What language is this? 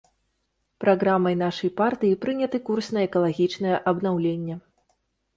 Belarusian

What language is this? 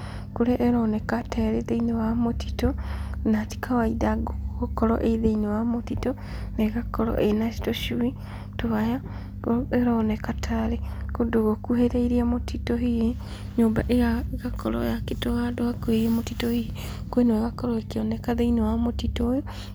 Kikuyu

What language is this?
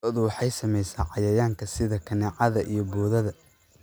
Somali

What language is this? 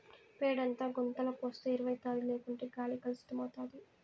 Telugu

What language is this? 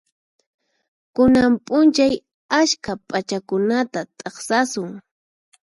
Puno Quechua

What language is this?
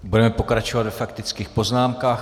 Czech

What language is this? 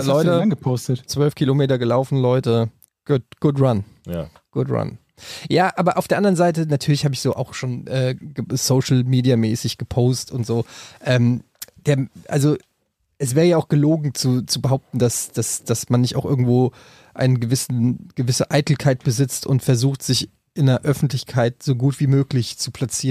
German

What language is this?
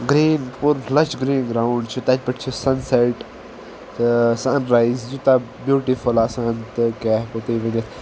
Kashmiri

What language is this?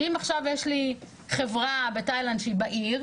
Hebrew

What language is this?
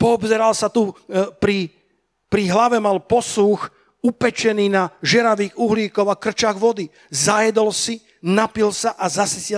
Slovak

